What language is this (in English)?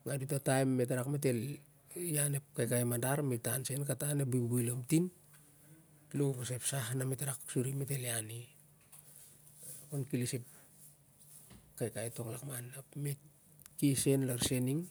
Siar-Lak